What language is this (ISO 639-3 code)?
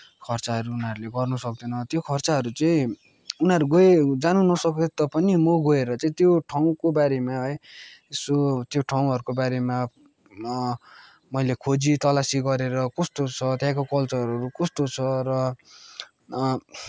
nep